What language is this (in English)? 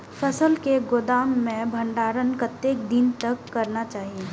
Maithili